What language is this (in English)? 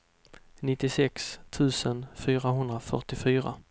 Swedish